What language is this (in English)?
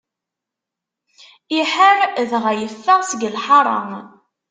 Kabyle